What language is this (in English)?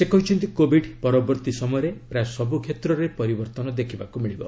Odia